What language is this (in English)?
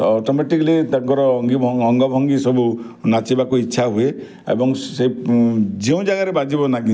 Odia